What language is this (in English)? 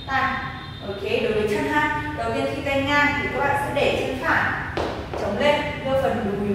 Vietnamese